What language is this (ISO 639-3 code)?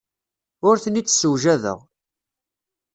kab